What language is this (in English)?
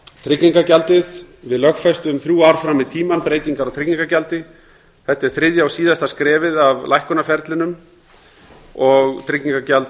Icelandic